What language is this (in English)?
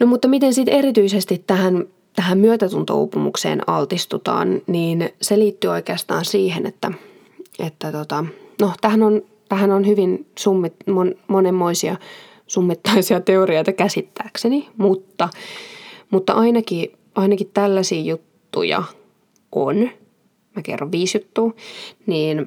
Finnish